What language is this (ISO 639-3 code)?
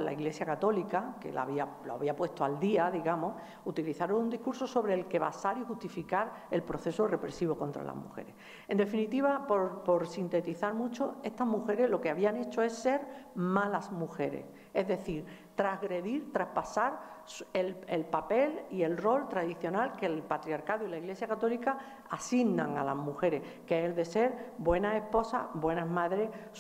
spa